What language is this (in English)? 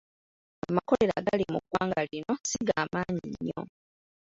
Ganda